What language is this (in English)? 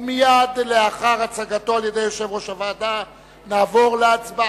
Hebrew